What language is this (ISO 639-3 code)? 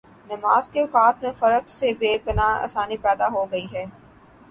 urd